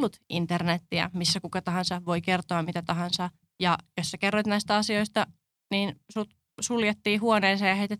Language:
Finnish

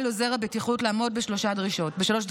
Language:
Hebrew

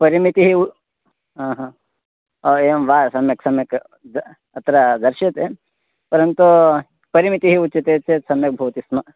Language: Sanskrit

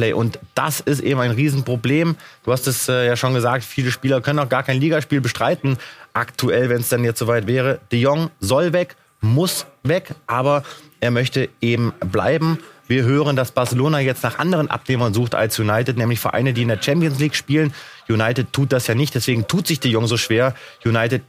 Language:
German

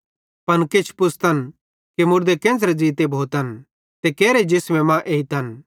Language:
Bhadrawahi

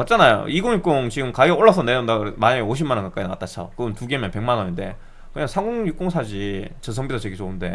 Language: Korean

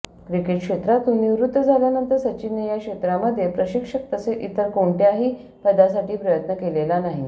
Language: Marathi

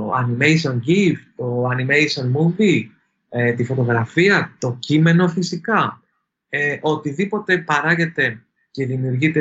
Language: Greek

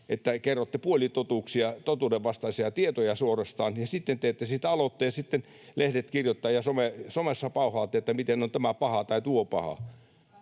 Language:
Finnish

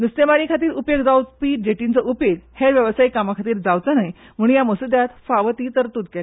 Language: Konkani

